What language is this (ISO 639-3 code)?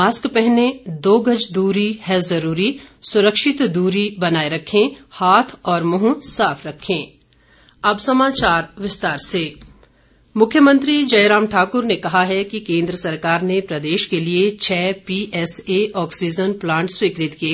hin